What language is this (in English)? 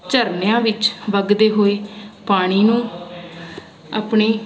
Punjabi